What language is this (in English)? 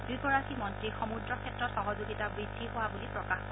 Assamese